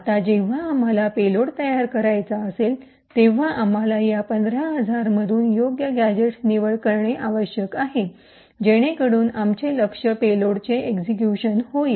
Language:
Marathi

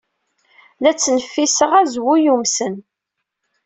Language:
Kabyle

